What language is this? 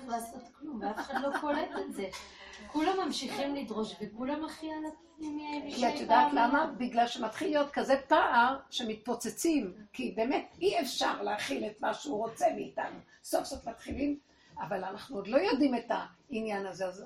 Hebrew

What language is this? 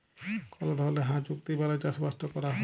Bangla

